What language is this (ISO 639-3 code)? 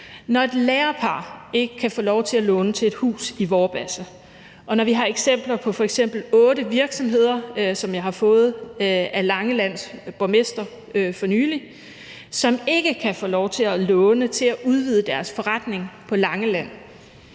dan